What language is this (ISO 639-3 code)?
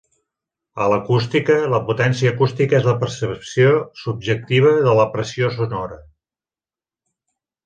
cat